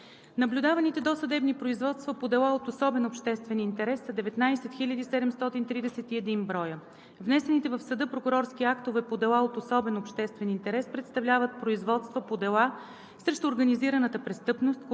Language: Bulgarian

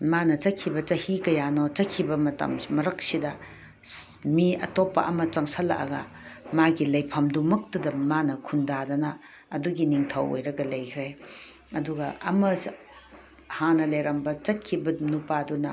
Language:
Manipuri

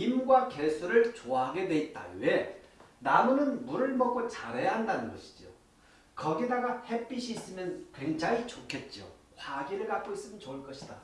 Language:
Korean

